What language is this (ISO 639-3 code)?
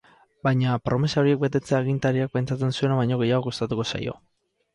eus